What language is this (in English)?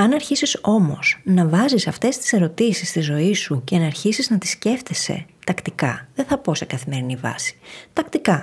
Greek